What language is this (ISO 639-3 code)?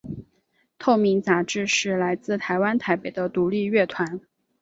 zho